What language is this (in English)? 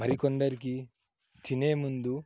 Telugu